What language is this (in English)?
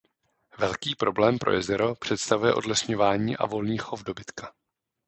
Czech